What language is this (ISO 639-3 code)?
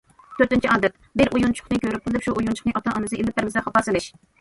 uig